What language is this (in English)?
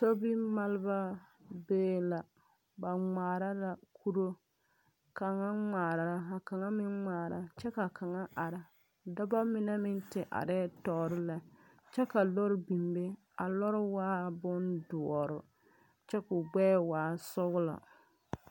Southern Dagaare